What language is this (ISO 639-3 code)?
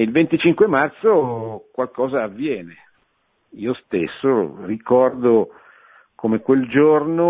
ita